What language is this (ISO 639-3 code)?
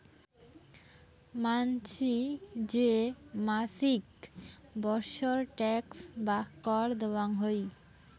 ben